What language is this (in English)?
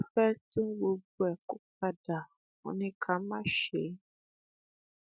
Yoruba